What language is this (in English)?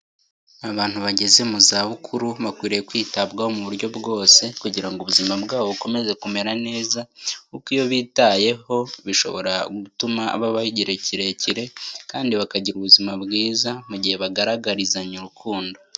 Kinyarwanda